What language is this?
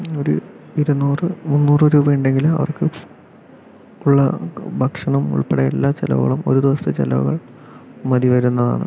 Malayalam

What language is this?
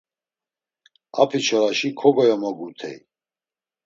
Laz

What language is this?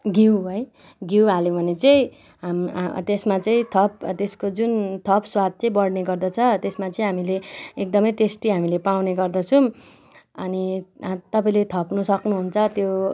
Nepali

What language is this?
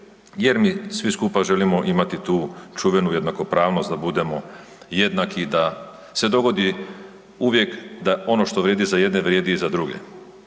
Croatian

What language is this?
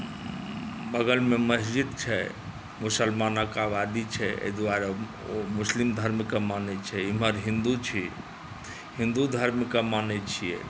Maithili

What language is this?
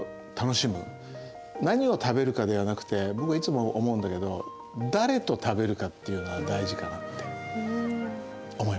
Japanese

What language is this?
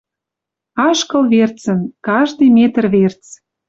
Western Mari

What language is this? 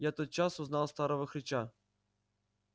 Russian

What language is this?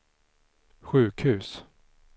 Swedish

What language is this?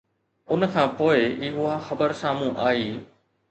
Sindhi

